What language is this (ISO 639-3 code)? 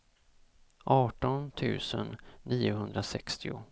swe